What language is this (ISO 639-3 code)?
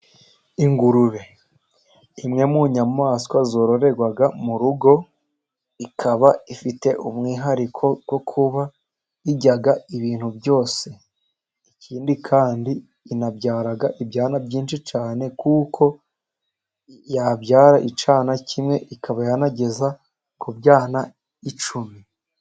kin